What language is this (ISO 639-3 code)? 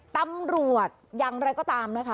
tha